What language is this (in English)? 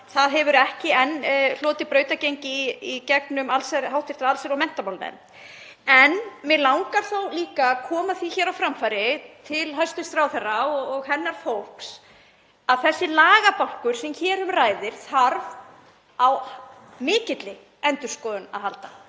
Icelandic